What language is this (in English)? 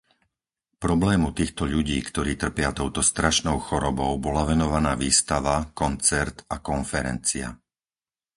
Slovak